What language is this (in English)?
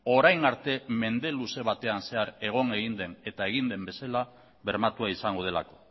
Basque